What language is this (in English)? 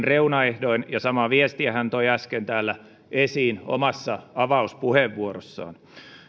Finnish